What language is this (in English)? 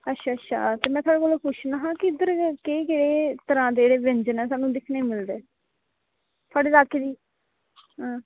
Dogri